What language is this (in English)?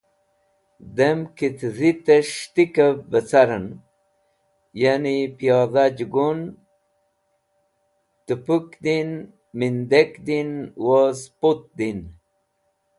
Wakhi